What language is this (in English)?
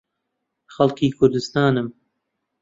Central Kurdish